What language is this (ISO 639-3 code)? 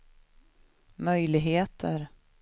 swe